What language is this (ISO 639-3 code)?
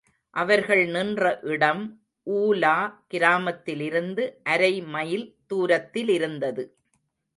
tam